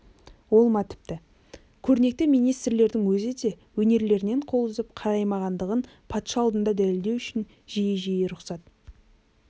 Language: Kazakh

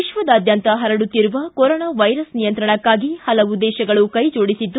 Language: Kannada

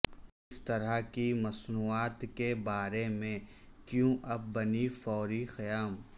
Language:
Urdu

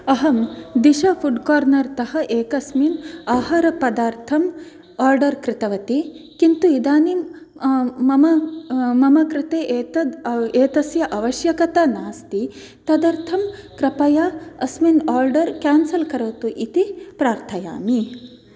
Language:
Sanskrit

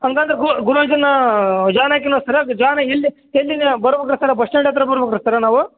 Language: Kannada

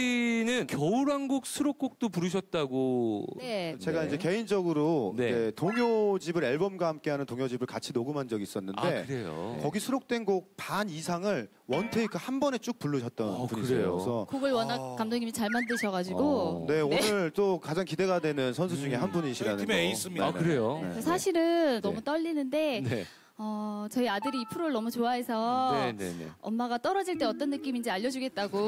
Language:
Korean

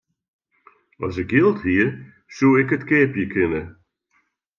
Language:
Western Frisian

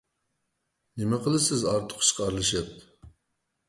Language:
Uyghur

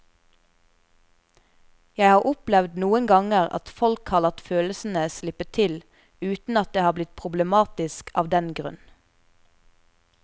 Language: Norwegian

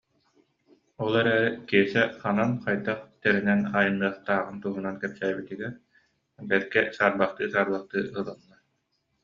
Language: Yakut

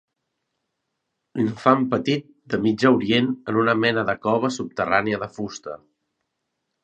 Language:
Catalan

